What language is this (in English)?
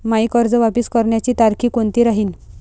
Marathi